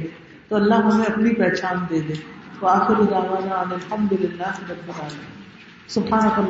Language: Urdu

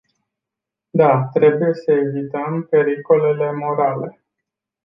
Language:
Romanian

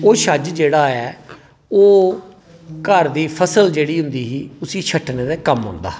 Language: Dogri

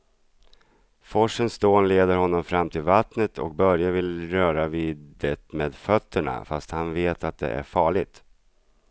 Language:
Swedish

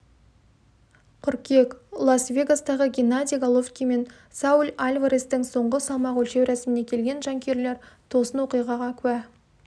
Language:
Kazakh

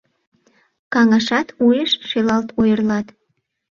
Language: Mari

